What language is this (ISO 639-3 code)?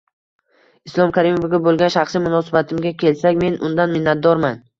uzb